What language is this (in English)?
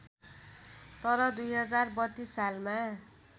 Nepali